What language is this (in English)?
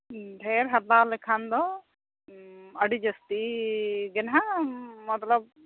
Santali